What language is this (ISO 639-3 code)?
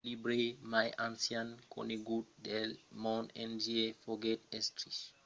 oci